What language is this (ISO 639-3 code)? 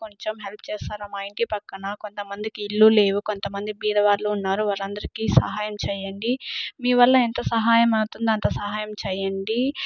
tel